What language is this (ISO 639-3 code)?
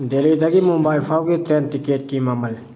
mni